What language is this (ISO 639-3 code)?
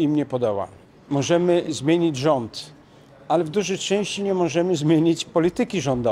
pol